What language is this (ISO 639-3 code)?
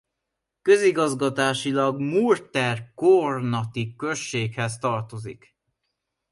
hun